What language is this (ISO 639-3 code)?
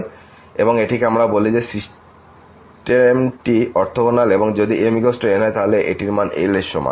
ben